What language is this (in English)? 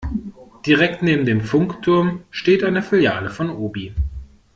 German